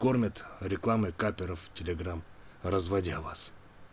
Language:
Russian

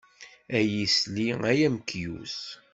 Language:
Kabyle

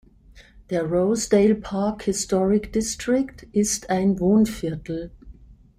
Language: German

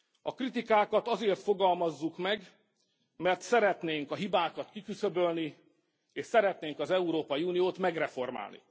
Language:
Hungarian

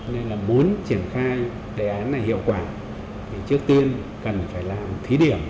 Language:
Vietnamese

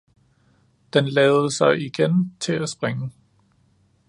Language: Danish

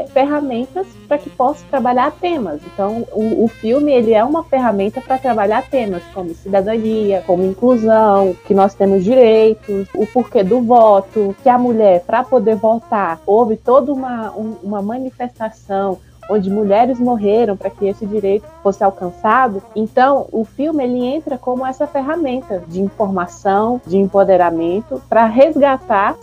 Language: Portuguese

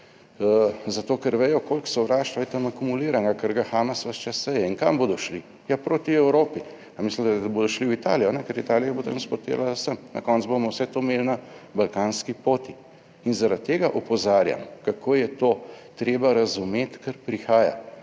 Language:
Slovenian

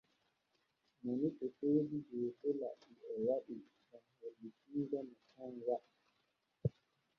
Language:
Borgu Fulfulde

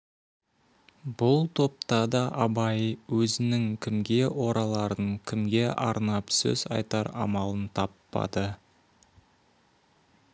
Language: Kazakh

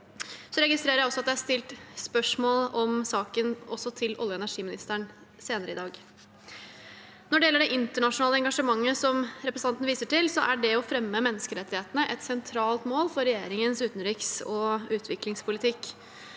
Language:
Norwegian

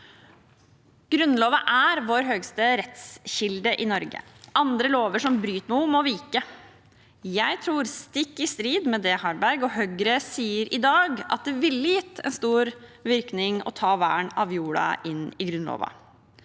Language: Norwegian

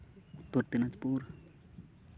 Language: Santali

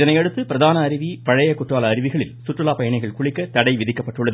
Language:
Tamil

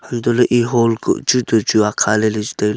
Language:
Wancho Naga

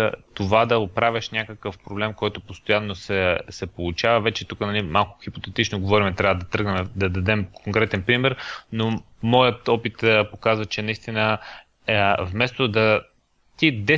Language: Bulgarian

